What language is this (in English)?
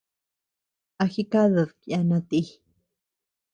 Tepeuxila Cuicatec